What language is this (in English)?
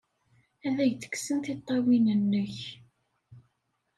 Kabyle